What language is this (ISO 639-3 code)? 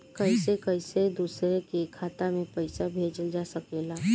bho